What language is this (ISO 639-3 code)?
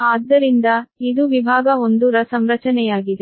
kan